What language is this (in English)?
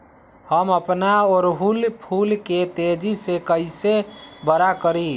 Magahi